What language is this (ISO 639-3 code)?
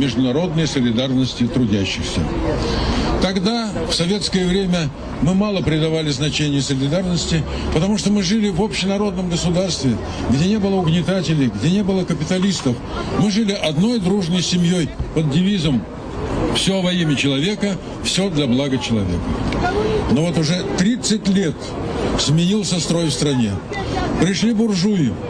rus